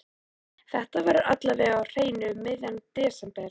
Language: Icelandic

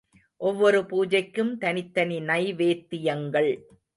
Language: Tamil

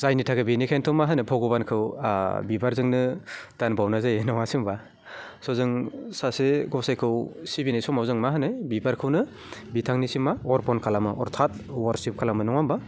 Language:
Bodo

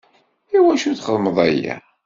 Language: Kabyle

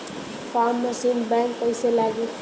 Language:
Bhojpuri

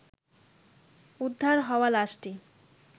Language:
Bangla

